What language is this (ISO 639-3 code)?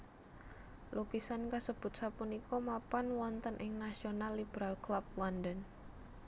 jav